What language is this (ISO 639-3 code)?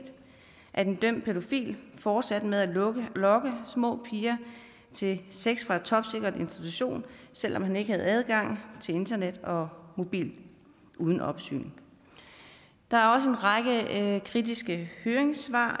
dan